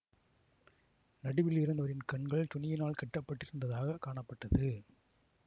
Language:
Tamil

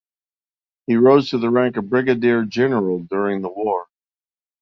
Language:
English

